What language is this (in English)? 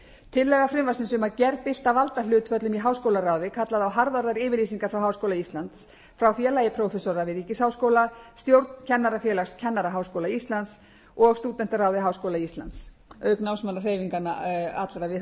Icelandic